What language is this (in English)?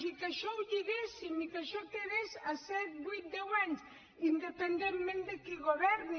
Catalan